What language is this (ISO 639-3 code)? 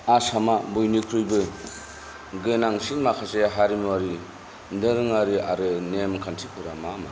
brx